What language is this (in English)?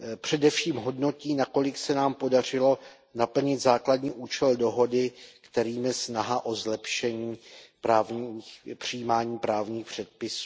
Czech